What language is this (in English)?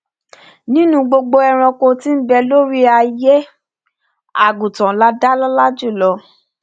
Yoruba